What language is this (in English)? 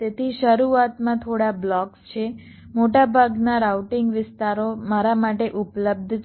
Gujarati